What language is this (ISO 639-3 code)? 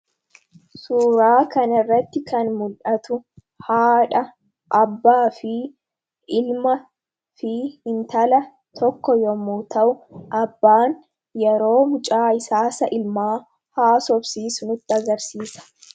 orm